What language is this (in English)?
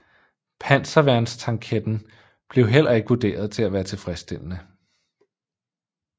Danish